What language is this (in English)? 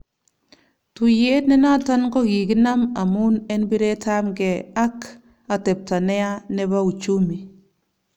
Kalenjin